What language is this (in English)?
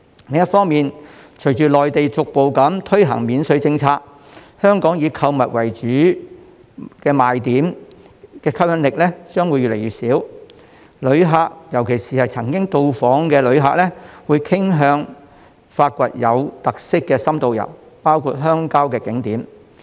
Cantonese